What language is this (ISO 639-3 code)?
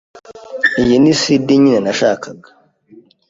kin